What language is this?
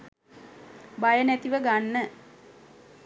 Sinhala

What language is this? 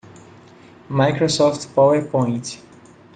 Portuguese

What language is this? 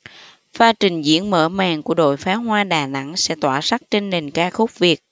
Vietnamese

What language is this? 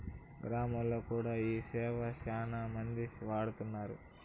Telugu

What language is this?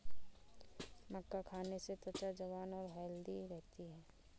Hindi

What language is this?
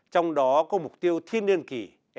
Vietnamese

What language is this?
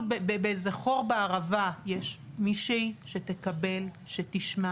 Hebrew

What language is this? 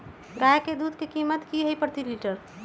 Magahi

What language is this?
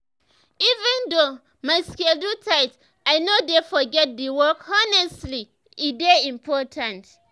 Nigerian Pidgin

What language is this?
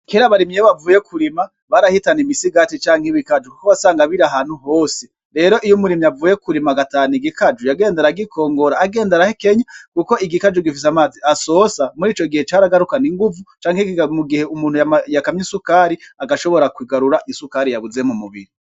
Rundi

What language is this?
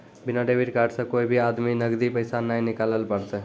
Maithili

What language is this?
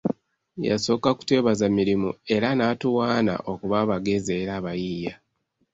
Ganda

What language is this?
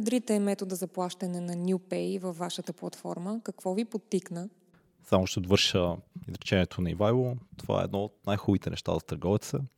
Bulgarian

